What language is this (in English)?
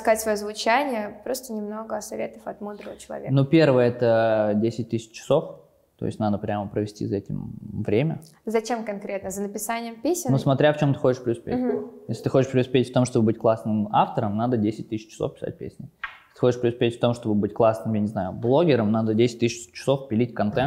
Russian